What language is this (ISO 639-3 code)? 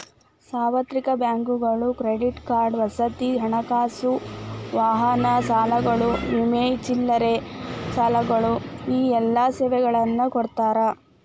kan